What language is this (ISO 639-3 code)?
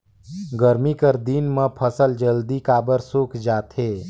hne